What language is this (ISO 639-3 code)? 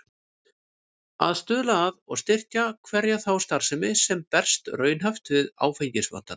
isl